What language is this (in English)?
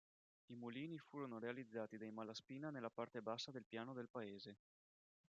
Italian